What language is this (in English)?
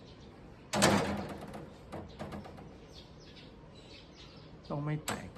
Thai